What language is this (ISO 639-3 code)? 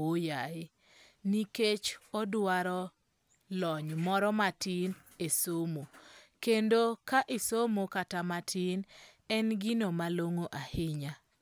luo